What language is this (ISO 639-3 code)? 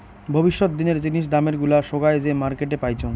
ben